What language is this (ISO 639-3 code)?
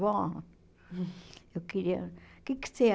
por